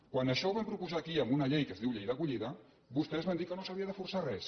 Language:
Catalan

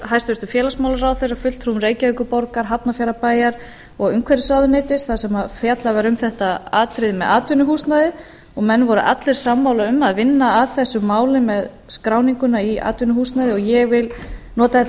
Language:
Icelandic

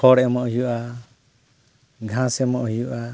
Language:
Santali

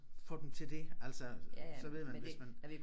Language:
Danish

